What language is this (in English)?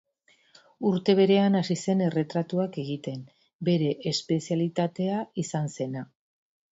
Basque